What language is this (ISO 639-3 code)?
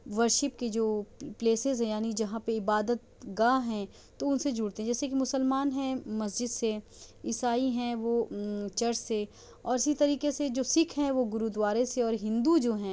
urd